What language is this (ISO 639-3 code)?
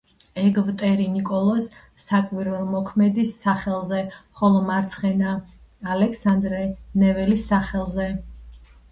kat